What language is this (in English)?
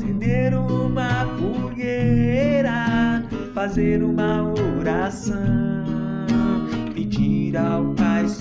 Spanish